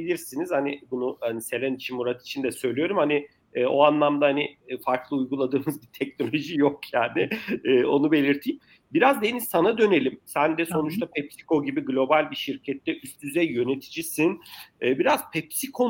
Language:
Turkish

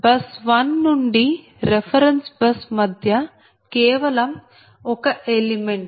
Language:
Telugu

